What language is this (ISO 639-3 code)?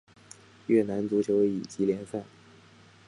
zho